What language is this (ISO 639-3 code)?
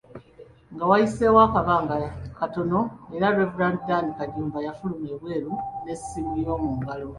lug